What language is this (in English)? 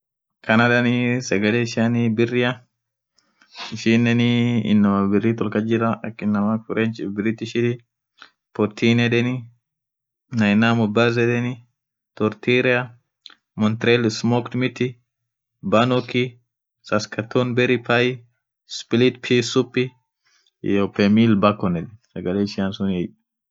Orma